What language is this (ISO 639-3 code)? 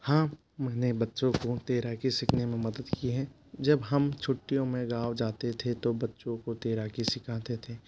hin